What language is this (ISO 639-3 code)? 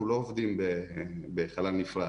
heb